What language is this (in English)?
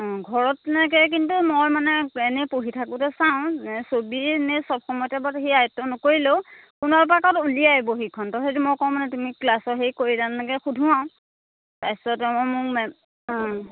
Assamese